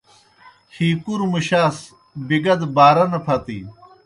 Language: Kohistani Shina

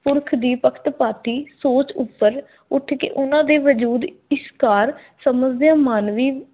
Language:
Punjabi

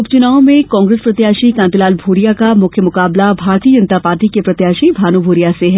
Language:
Hindi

